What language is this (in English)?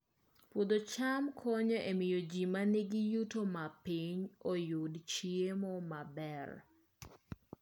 Luo (Kenya and Tanzania)